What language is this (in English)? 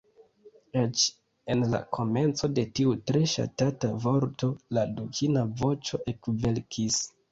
Esperanto